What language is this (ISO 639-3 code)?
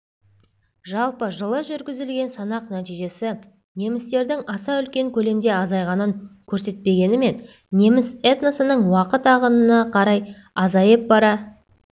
kaz